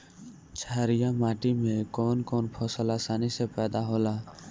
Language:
Bhojpuri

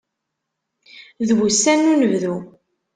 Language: Kabyle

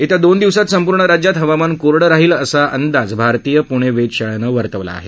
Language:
Marathi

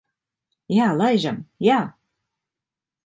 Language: Latvian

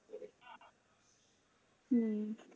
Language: Bangla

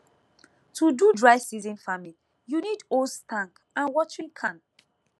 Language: Nigerian Pidgin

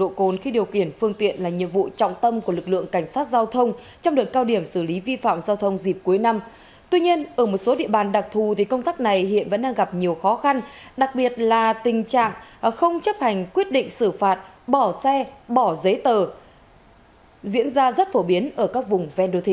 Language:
Vietnamese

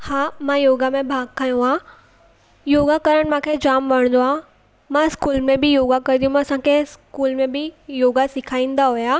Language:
Sindhi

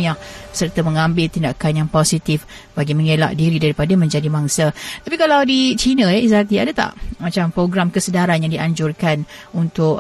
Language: Malay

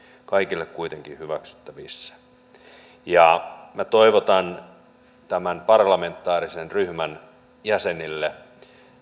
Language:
Finnish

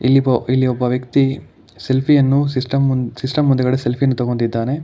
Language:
Kannada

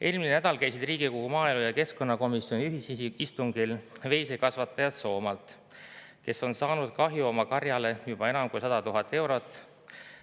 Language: Estonian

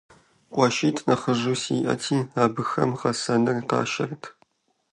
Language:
Kabardian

